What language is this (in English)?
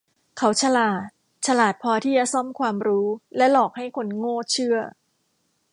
Thai